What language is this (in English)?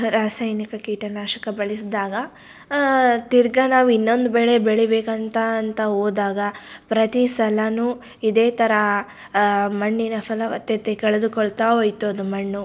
Kannada